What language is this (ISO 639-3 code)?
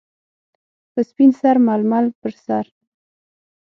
pus